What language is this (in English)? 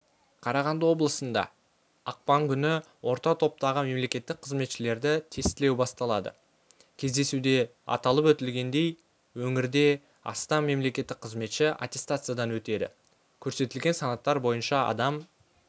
Kazakh